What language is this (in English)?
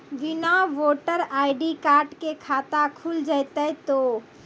Maithili